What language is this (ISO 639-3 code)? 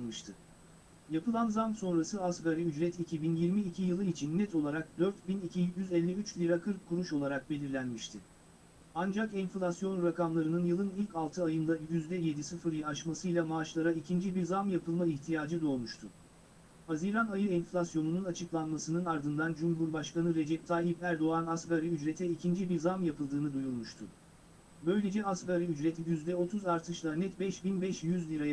tur